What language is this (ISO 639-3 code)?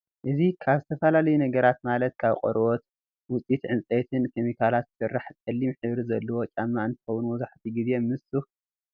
tir